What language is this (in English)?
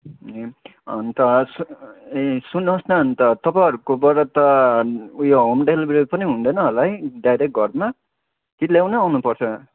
Nepali